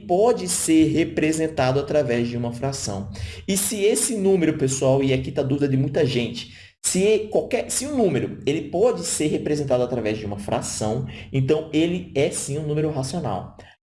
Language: Portuguese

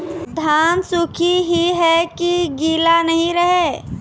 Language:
Maithili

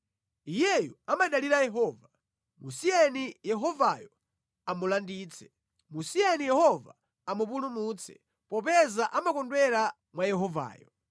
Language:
Nyanja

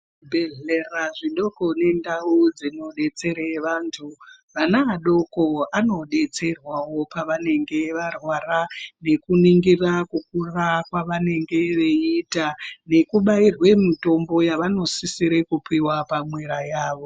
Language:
Ndau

